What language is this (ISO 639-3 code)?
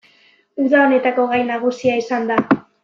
eus